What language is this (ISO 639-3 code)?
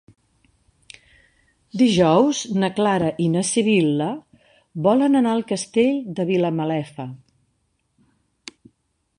cat